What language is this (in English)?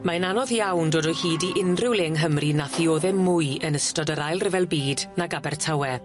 Welsh